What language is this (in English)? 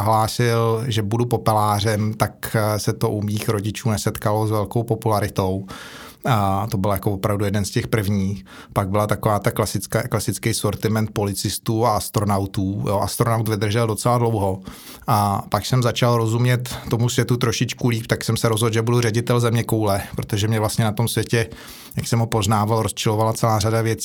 Czech